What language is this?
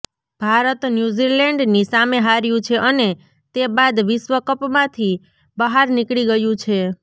Gujarati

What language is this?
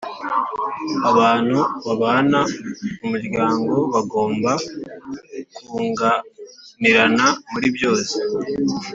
Kinyarwanda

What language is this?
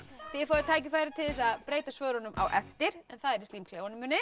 Icelandic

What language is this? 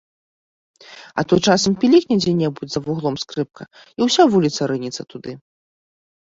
Belarusian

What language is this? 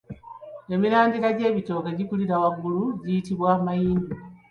Ganda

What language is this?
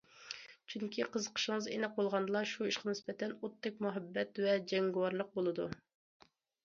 Uyghur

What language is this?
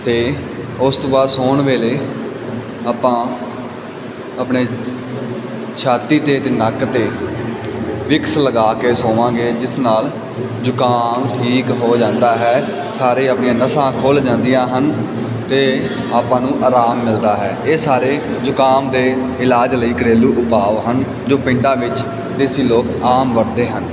Punjabi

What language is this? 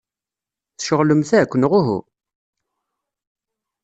Kabyle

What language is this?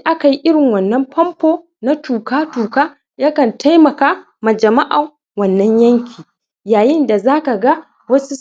Hausa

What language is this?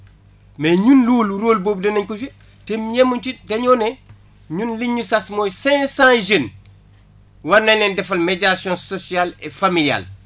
Wolof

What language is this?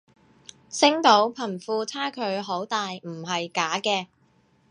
Cantonese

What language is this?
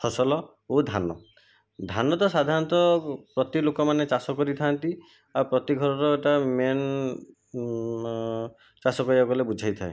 Odia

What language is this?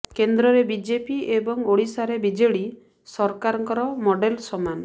Odia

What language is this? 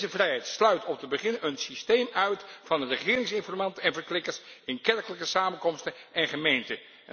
Dutch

